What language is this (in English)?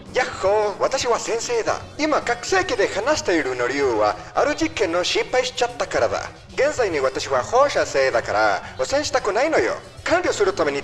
Japanese